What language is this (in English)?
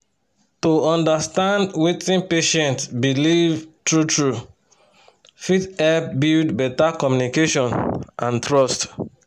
Nigerian Pidgin